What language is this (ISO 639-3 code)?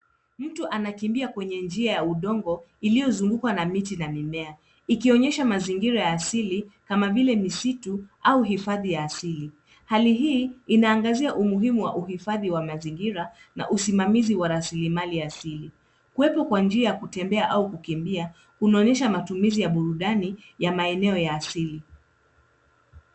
swa